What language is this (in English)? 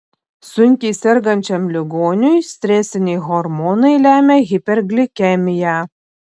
Lithuanian